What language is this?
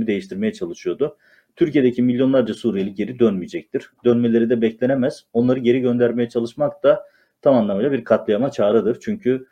Turkish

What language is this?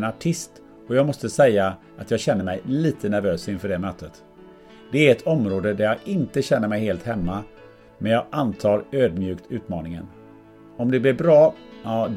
Swedish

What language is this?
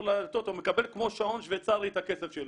Hebrew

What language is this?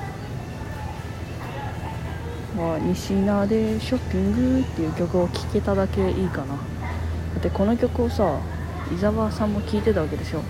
Japanese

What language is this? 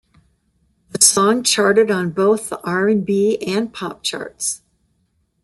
English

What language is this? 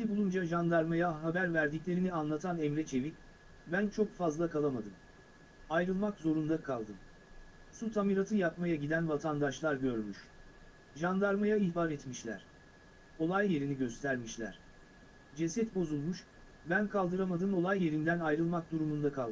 Turkish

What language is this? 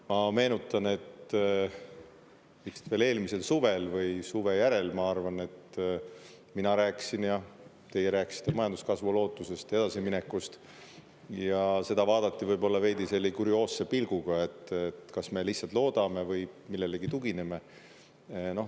Estonian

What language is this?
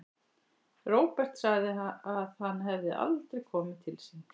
Icelandic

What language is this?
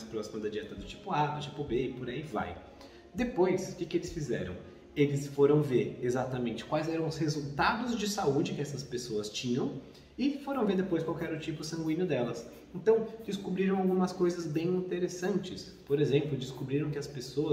Portuguese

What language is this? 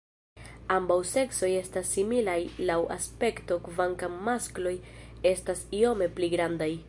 Esperanto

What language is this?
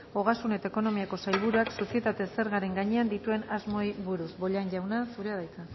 Basque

